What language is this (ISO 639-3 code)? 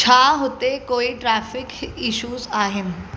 snd